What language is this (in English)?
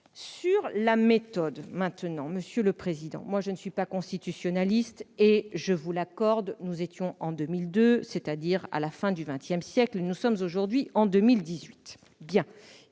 French